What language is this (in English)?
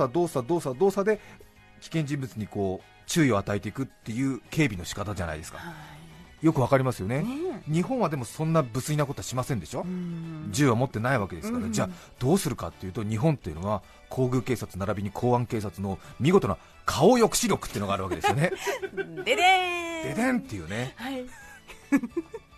Japanese